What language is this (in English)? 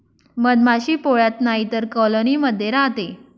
Marathi